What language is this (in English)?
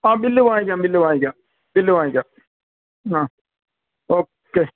Malayalam